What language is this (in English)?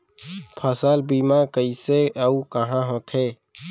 Chhattisgarhi